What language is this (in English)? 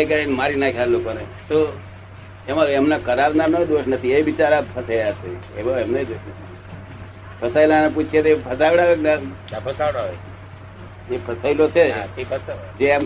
Gujarati